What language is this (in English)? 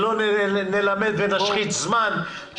Hebrew